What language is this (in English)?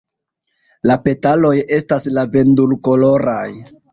Esperanto